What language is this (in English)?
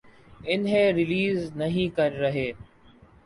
Urdu